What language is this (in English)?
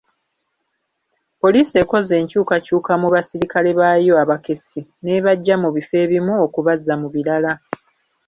Ganda